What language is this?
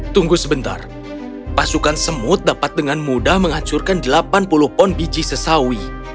Indonesian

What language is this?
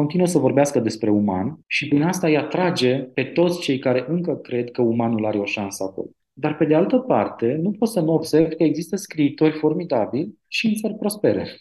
Romanian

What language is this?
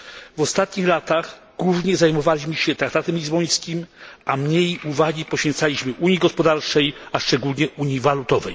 Polish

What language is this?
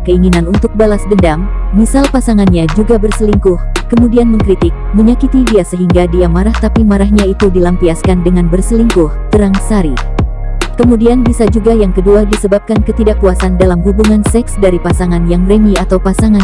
Indonesian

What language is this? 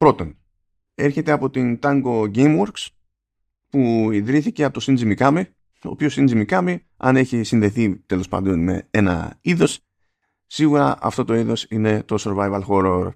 Greek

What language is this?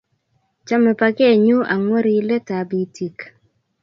Kalenjin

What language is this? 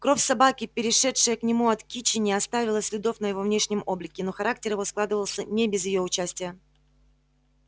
Russian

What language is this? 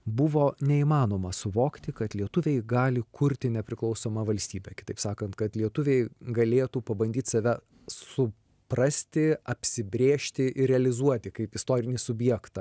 Lithuanian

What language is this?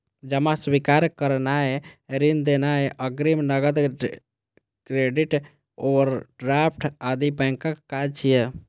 Maithili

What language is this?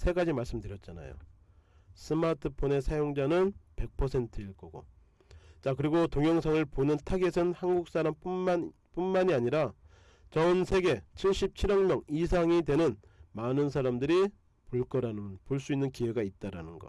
Korean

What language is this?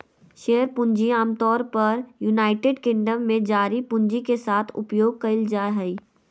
Magahi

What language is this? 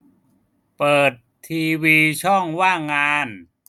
Thai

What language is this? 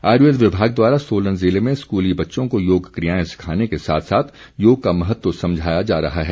Hindi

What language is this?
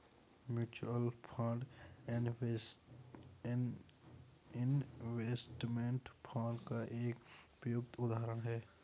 Hindi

